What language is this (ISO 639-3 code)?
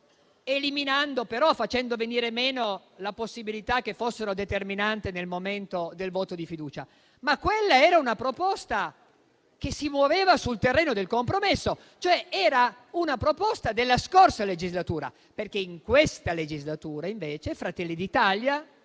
ita